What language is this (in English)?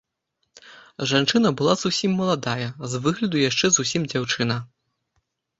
Belarusian